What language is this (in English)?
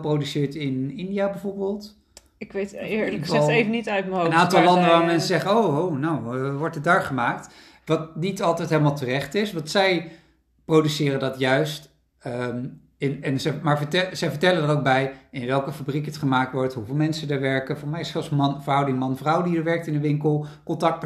Dutch